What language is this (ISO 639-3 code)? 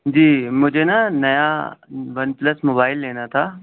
urd